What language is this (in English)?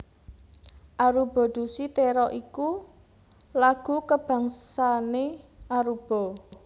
Javanese